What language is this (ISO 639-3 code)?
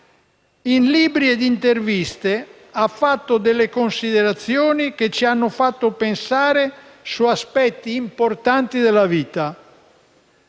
ita